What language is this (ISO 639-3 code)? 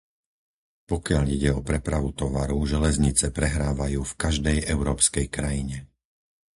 slk